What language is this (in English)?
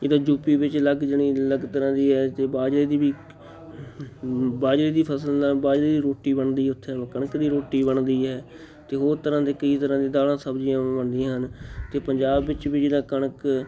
Punjabi